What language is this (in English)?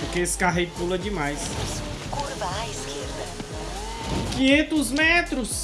Portuguese